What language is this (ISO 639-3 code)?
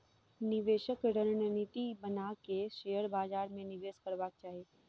mai